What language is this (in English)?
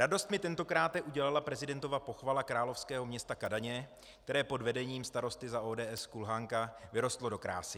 Czech